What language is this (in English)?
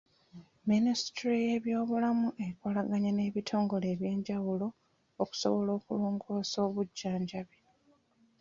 Ganda